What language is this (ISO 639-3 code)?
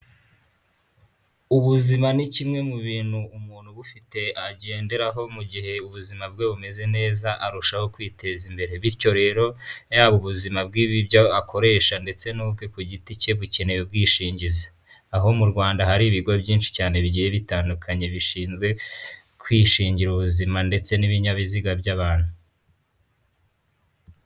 kin